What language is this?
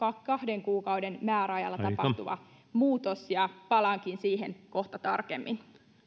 Finnish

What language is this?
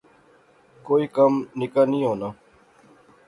Pahari-Potwari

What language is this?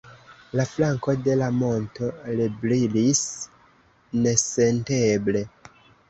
Esperanto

